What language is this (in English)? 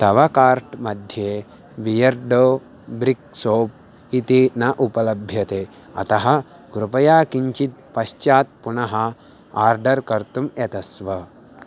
Sanskrit